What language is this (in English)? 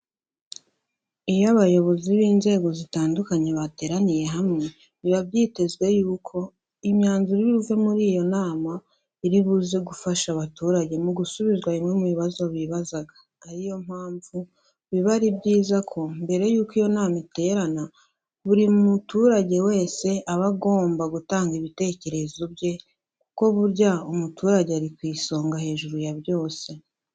Kinyarwanda